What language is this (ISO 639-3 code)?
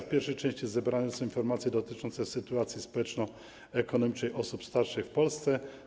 pol